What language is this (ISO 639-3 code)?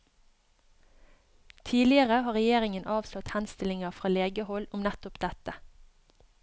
nor